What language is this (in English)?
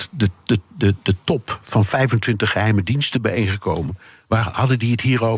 Dutch